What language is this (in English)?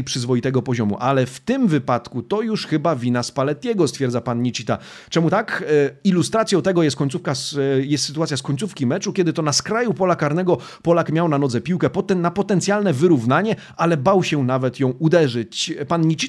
Polish